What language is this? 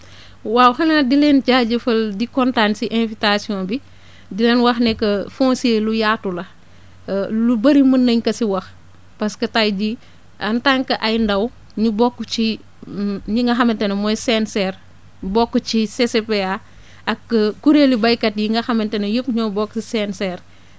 Wolof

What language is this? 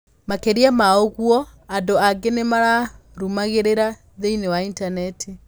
Kikuyu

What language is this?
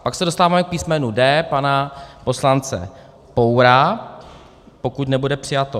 Czech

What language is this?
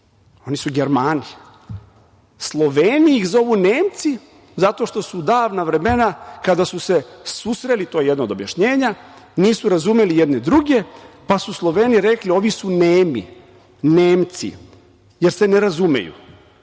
Serbian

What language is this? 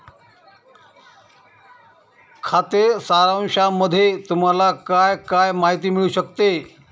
Marathi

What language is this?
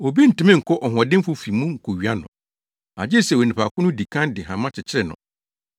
Akan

